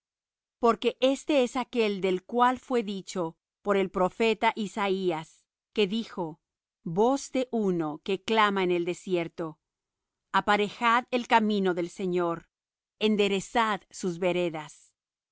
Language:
Spanish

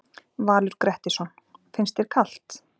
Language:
Icelandic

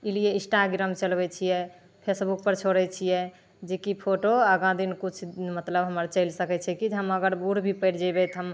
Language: Maithili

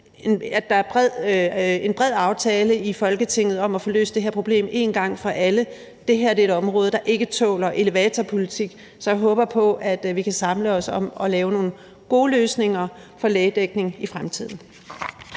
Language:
Danish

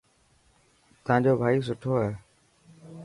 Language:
Dhatki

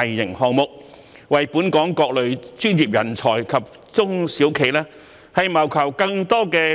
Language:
Cantonese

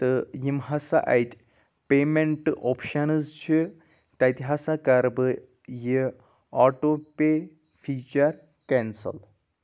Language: Kashmiri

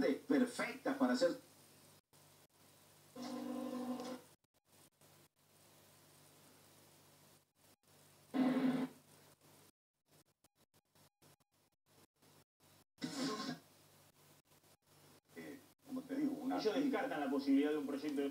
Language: Spanish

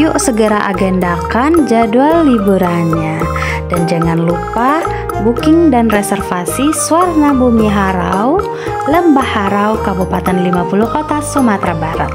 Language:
Indonesian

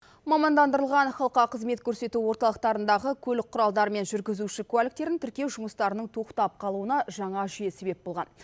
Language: Kazakh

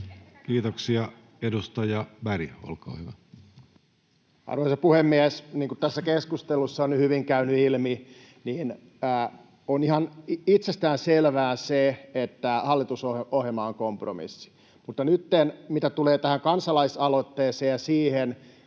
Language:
Finnish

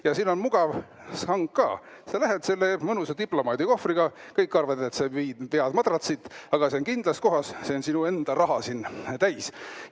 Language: Estonian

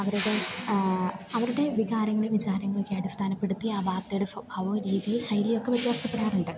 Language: Malayalam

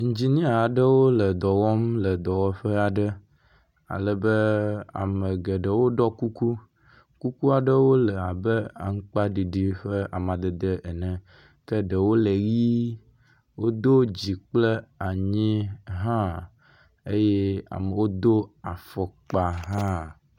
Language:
Ewe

